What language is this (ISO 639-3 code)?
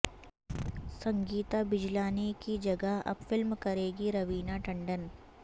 urd